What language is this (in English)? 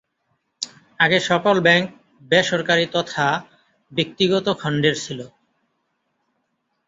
Bangla